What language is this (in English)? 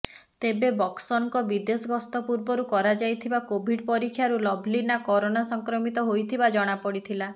Odia